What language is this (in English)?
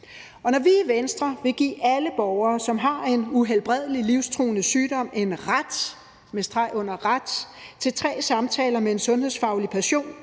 Danish